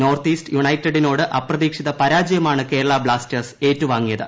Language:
Malayalam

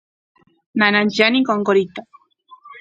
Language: Santiago del Estero Quichua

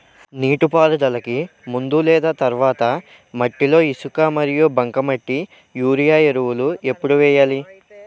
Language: Telugu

